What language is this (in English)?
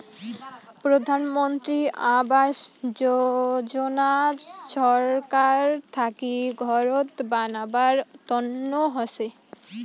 Bangla